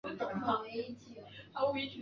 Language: Chinese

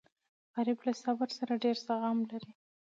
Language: Pashto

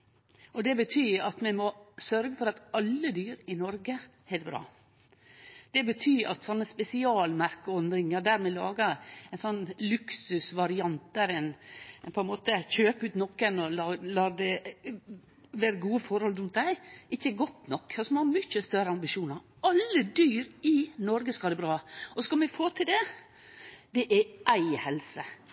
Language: Norwegian Nynorsk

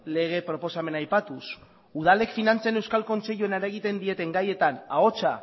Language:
Basque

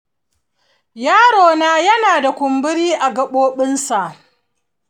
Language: Hausa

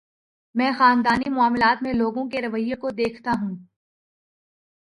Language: Urdu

